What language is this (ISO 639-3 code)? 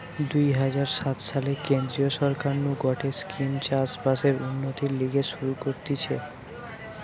ben